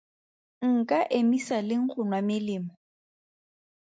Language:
Tswana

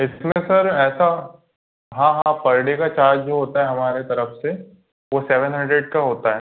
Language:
Hindi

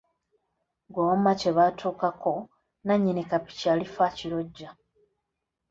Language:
Ganda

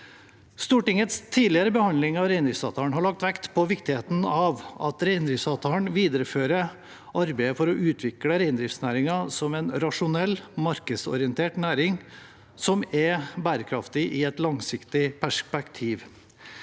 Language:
Norwegian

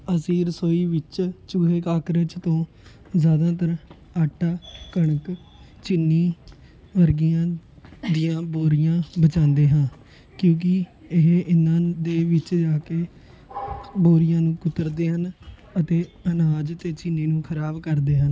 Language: Punjabi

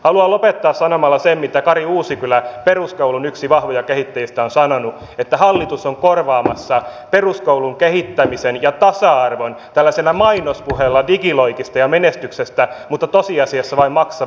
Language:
Finnish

